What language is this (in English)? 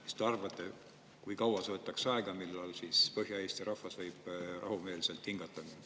Estonian